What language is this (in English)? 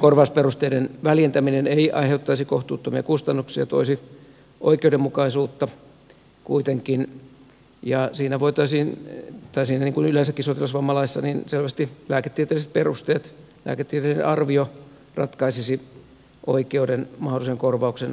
Finnish